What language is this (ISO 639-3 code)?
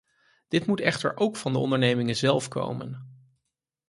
nld